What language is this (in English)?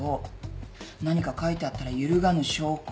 Japanese